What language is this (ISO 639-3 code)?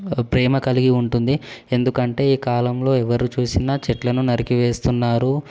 tel